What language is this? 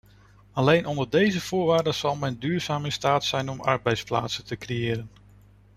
Dutch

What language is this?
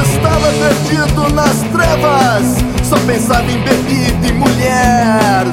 Portuguese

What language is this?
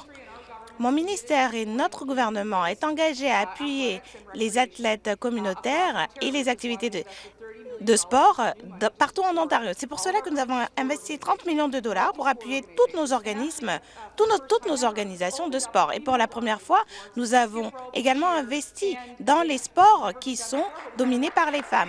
French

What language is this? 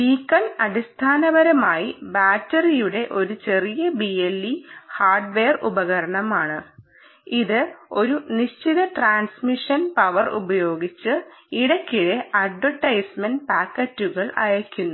Malayalam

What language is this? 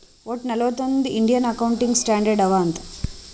Kannada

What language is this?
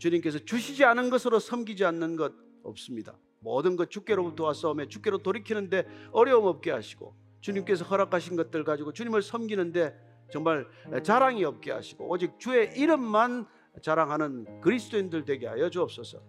Korean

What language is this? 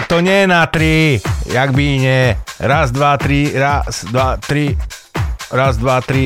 Slovak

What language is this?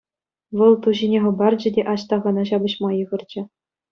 Chuvash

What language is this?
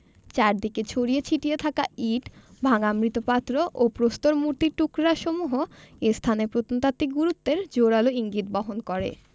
Bangla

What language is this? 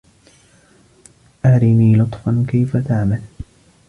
Arabic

